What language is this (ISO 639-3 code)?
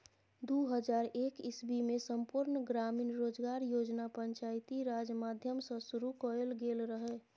mai